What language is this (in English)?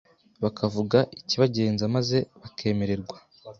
Kinyarwanda